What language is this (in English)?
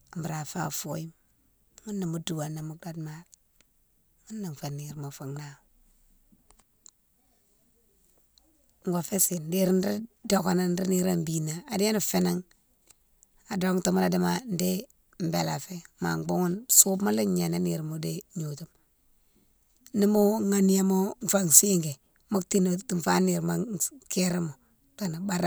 Mansoanka